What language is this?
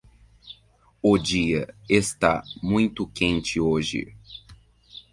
Portuguese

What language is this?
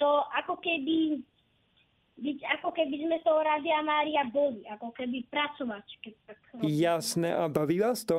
Slovak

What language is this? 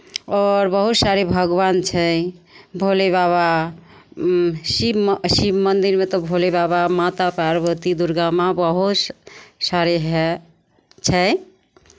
Maithili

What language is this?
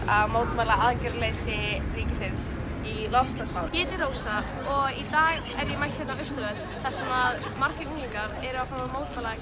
Icelandic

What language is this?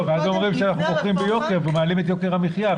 Hebrew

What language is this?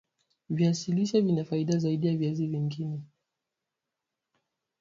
Swahili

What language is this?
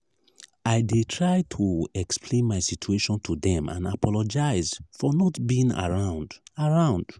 Nigerian Pidgin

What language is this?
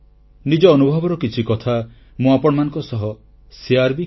Odia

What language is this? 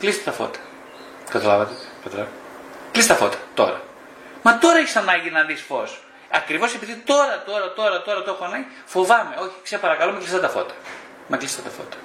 Greek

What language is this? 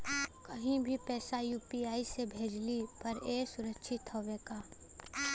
Bhojpuri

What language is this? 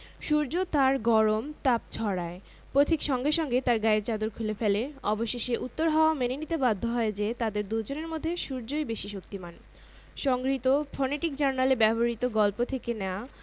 Bangla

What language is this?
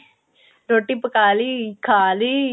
Punjabi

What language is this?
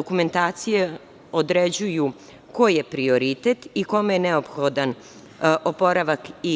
Serbian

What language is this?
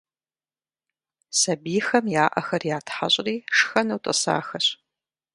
Kabardian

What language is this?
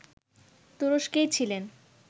Bangla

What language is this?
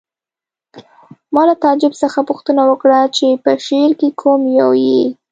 Pashto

